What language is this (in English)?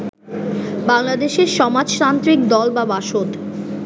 Bangla